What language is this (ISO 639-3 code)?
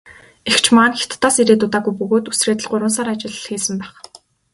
mon